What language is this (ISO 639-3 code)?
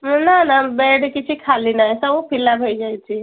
ori